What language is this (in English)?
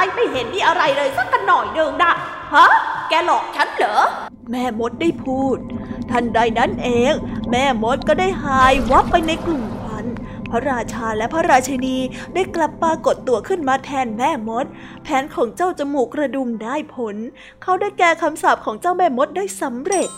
Thai